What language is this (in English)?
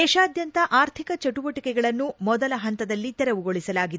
Kannada